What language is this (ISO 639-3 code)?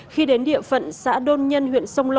vie